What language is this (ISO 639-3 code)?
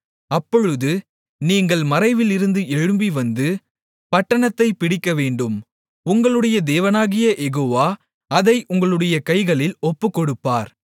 tam